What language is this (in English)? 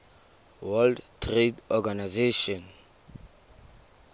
Tswana